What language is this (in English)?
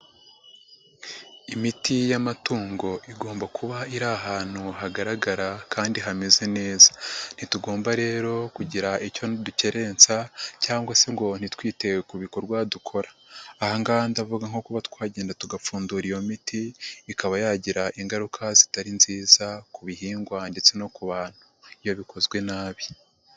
Kinyarwanda